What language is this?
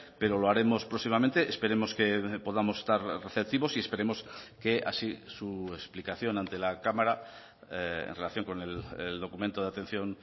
Spanish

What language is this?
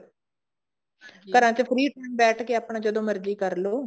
Punjabi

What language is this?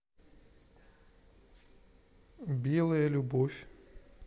Russian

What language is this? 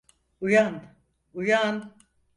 Turkish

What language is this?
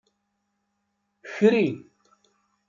Kabyle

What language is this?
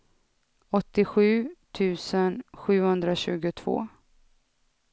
Swedish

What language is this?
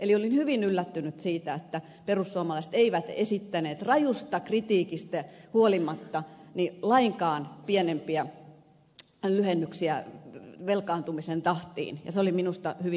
Finnish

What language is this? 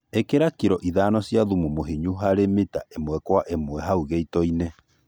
Kikuyu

